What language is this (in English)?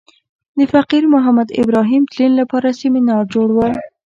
Pashto